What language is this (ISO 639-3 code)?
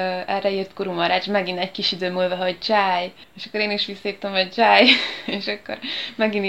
hun